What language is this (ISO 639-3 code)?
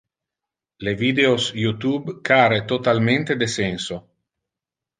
ina